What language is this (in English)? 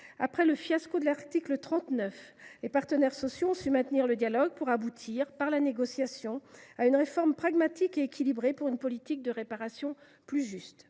French